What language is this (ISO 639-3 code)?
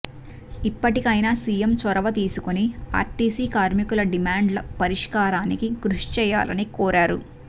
tel